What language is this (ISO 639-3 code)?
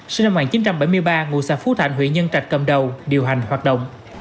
vie